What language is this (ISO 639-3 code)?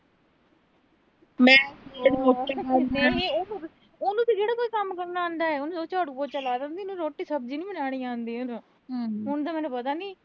pan